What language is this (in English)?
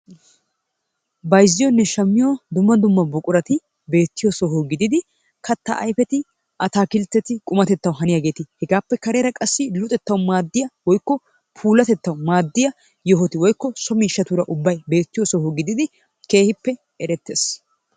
Wolaytta